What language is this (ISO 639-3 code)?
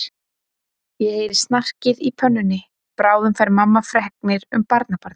isl